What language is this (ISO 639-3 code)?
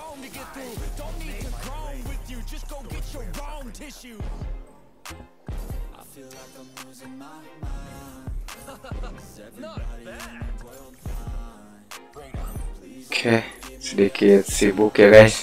ind